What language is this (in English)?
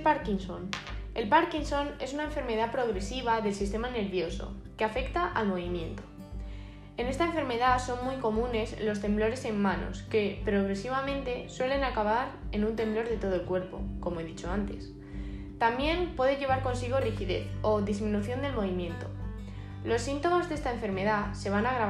Spanish